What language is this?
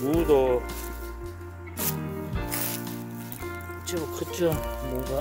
Korean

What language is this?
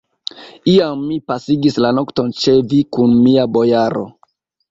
Esperanto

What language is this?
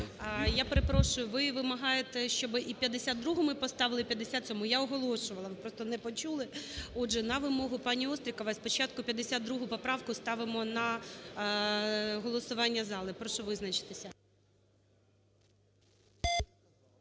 Ukrainian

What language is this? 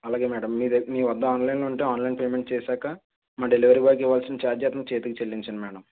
Telugu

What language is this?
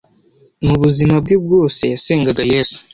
Kinyarwanda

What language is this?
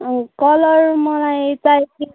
Nepali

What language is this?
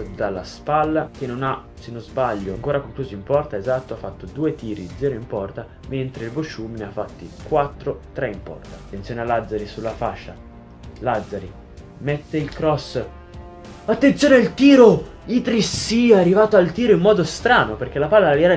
Italian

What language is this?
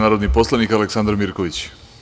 Serbian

